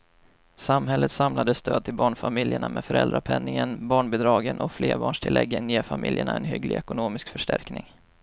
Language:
Swedish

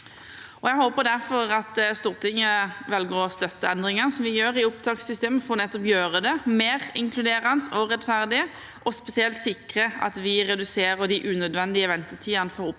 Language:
Norwegian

